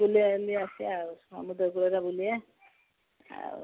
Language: Odia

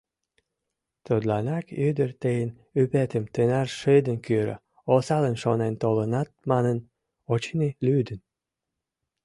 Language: Mari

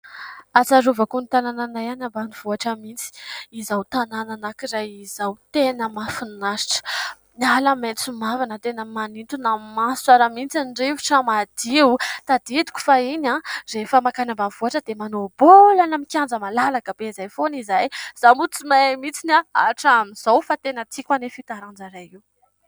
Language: Malagasy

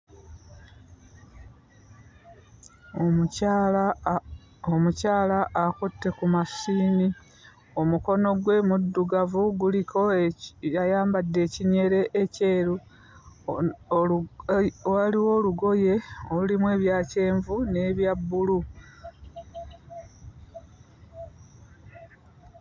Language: Ganda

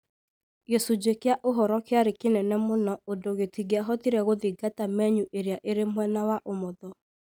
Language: Kikuyu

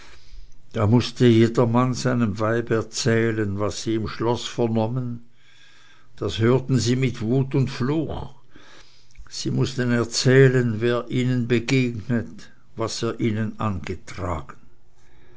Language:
German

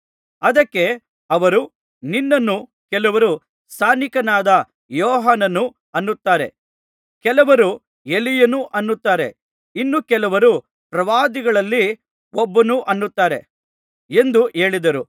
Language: Kannada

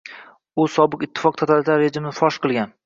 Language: Uzbek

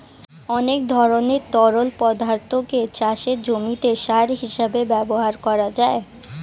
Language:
Bangla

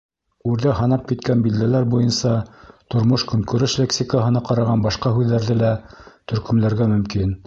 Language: Bashkir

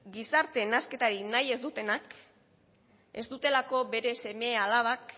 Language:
Basque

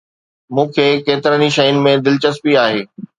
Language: Sindhi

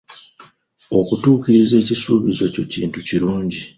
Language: Ganda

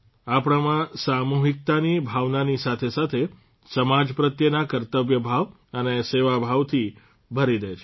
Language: Gujarati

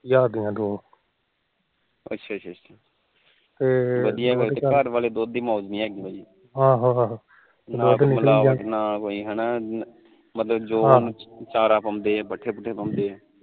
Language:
Punjabi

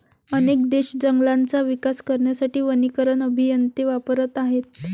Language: Marathi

